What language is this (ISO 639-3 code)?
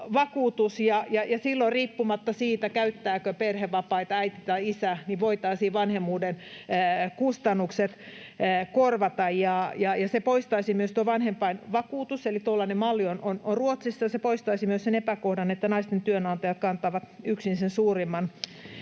fin